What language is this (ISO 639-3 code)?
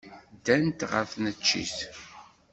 kab